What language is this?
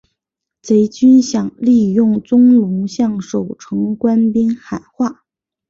Chinese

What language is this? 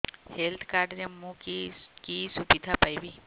Odia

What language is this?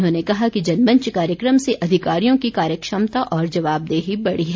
Hindi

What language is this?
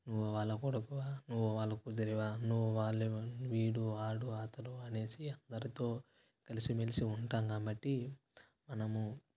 Telugu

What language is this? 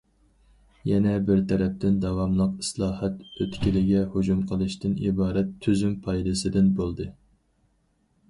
Uyghur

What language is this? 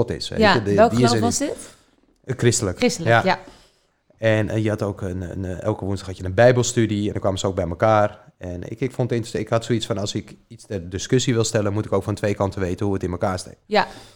Dutch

